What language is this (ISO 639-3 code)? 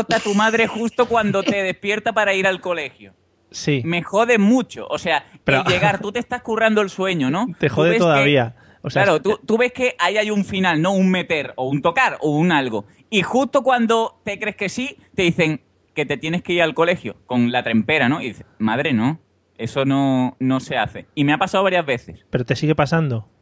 spa